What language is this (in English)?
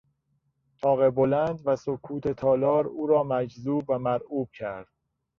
Persian